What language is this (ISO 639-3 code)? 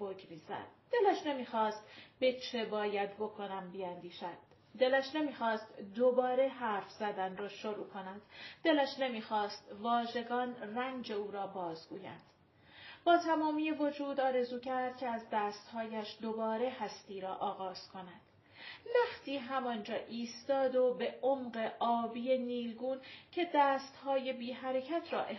fas